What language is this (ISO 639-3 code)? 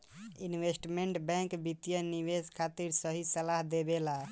bho